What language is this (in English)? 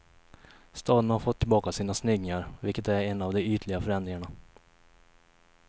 Swedish